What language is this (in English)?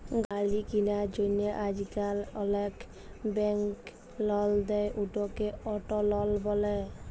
Bangla